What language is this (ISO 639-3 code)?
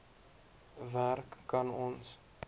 afr